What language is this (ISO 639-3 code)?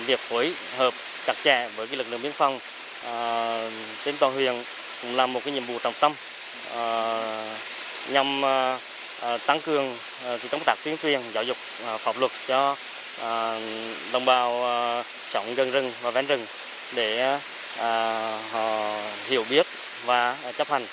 vie